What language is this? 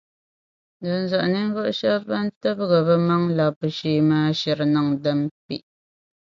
Dagbani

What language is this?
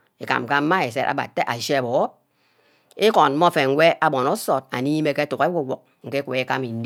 Ubaghara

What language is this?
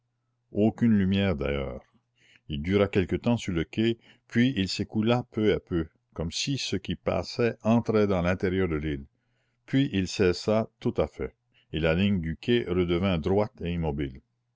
French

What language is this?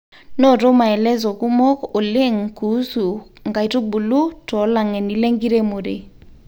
Masai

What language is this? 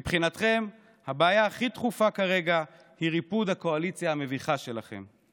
Hebrew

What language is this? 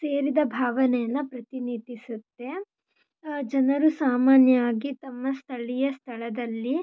Kannada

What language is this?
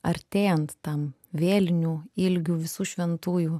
Lithuanian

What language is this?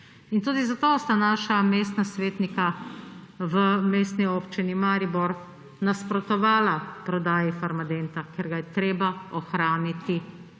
Slovenian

